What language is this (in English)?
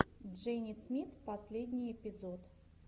Russian